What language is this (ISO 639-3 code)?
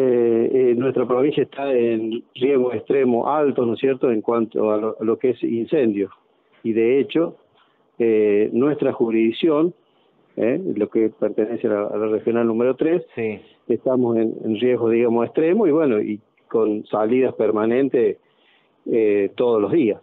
spa